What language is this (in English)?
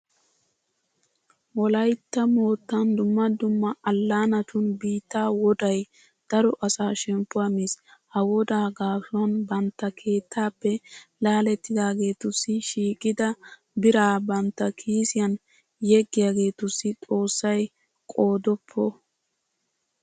Wolaytta